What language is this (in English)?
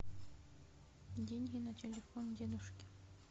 Russian